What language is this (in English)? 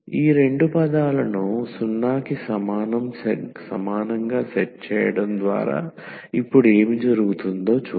Telugu